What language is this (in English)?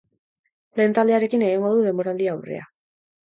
Basque